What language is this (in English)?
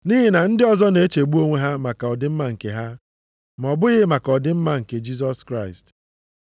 Igbo